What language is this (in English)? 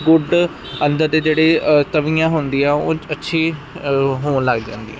Punjabi